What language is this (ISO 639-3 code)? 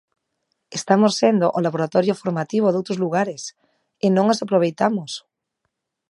glg